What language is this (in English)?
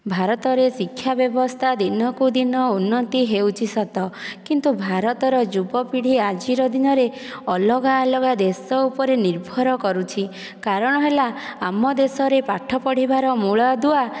Odia